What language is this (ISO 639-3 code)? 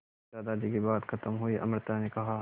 hin